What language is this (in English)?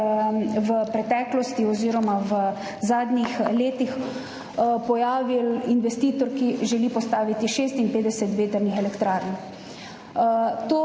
Slovenian